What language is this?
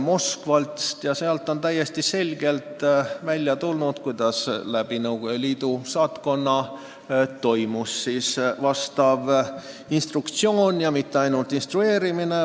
Estonian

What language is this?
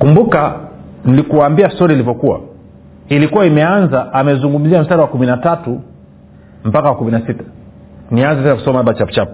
Swahili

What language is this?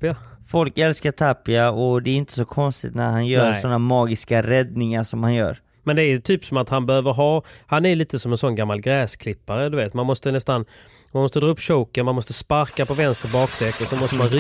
Swedish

